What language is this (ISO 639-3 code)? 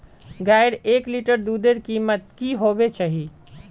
mag